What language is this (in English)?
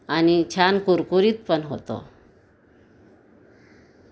Marathi